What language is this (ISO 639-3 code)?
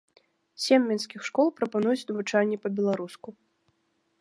bel